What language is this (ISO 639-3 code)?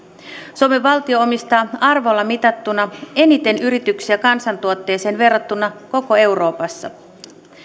fin